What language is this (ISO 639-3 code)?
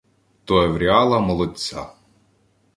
ukr